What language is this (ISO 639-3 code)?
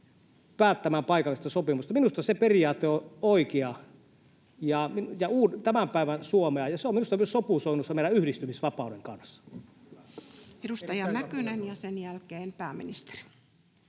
fin